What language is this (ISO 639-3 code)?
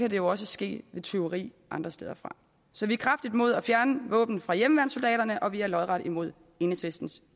dan